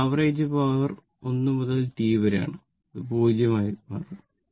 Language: Malayalam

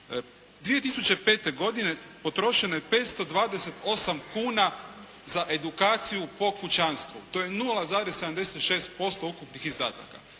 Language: Croatian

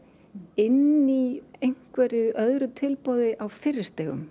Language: Icelandic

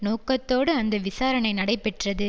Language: Tamil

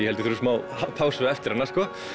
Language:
Icelandic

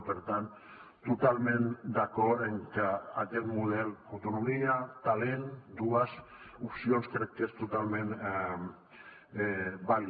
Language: Catalan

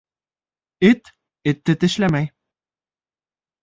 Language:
Bashkir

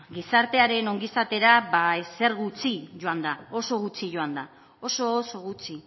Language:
Basque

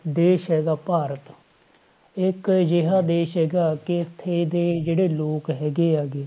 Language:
Punjabi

